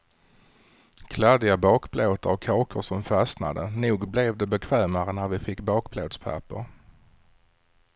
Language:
Swedish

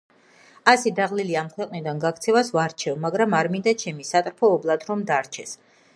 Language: Georgian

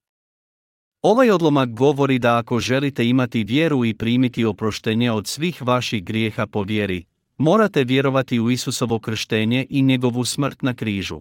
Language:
Croatian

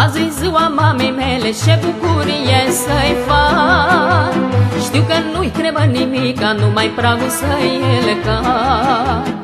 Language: Romanian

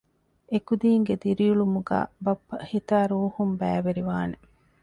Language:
Divehi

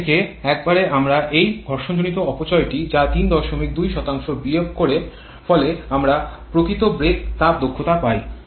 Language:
Bangla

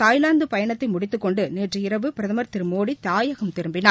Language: Tamil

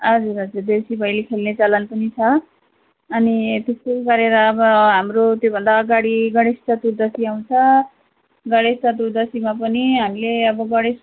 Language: Nepali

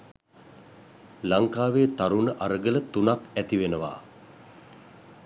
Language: Sinhala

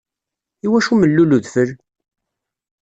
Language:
Kabyle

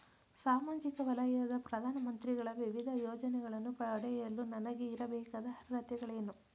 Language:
Kannada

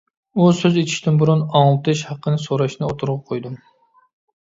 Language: Uyghur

